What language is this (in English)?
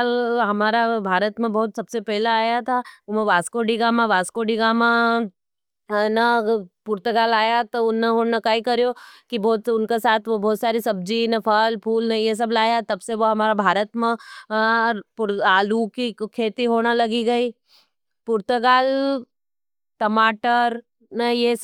Nimadi